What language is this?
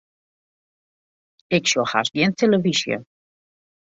Western Frisian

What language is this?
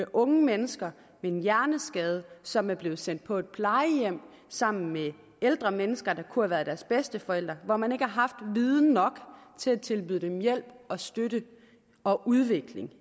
Danish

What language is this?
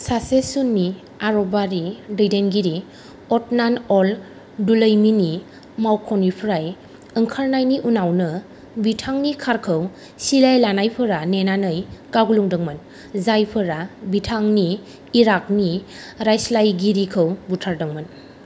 Bodo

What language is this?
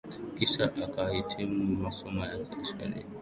Swahili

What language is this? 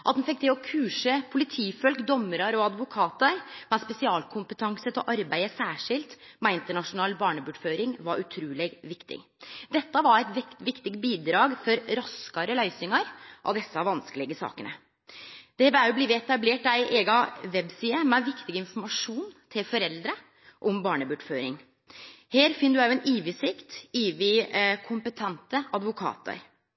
Norwegian Nynorsk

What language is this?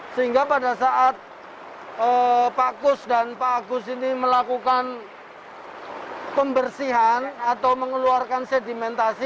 Indonesian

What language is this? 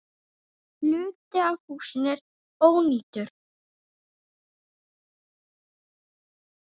Icelandic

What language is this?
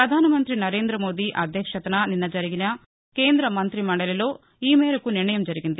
Telugu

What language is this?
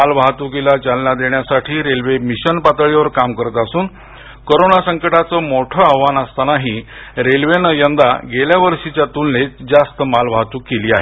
Marathi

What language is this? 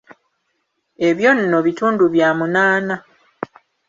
Ganda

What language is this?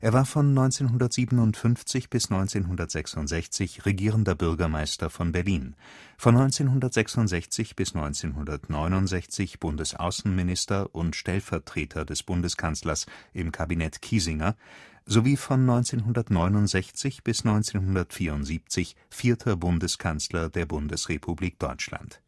German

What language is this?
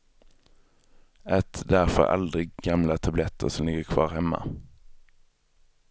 Swedish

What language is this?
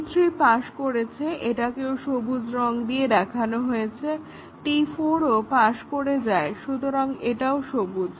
Bangla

